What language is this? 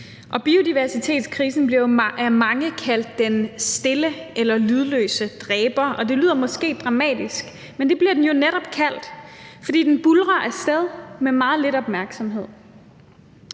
Danish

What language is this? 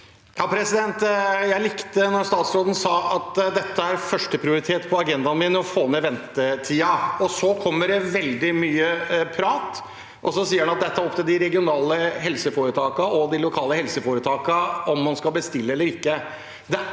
Norwegian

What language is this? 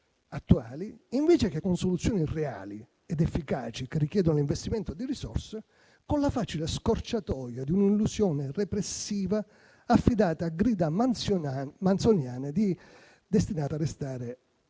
Italian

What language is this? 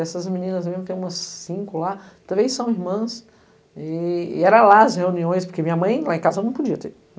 Portuguese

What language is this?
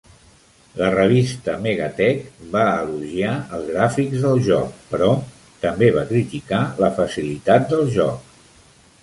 Catalan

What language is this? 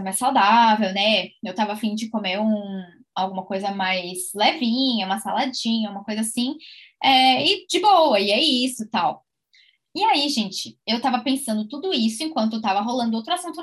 Portuguese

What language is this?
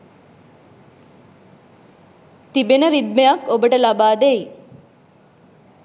Sinhala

